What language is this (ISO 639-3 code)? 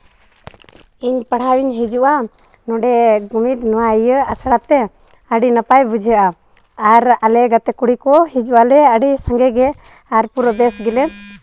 sat